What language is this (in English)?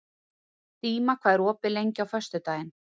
Icelandic